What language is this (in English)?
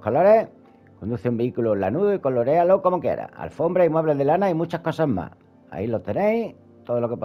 Spanish